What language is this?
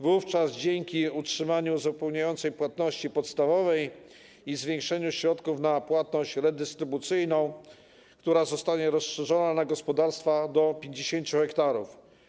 Polish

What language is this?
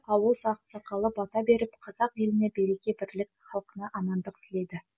Kazakh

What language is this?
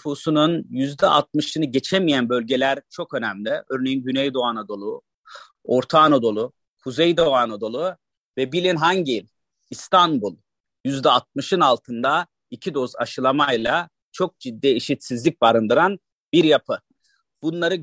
Turkish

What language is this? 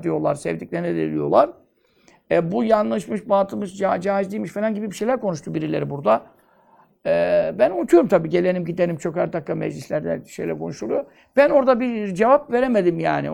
Turkish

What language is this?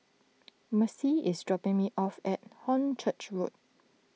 English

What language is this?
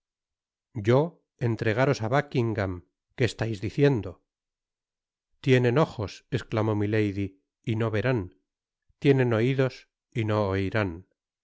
Spanish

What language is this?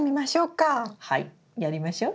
Japanese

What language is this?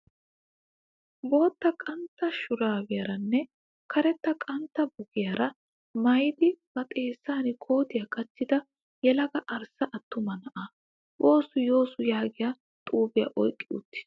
Wolaytta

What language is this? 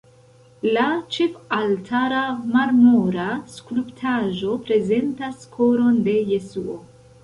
Esperanto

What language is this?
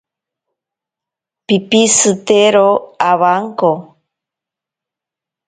Ashéninka Perené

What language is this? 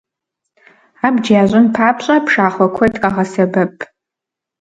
Kabardian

